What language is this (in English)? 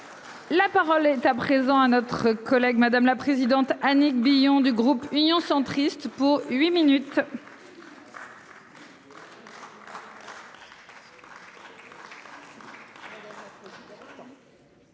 French